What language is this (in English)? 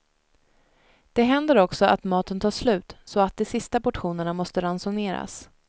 Swedish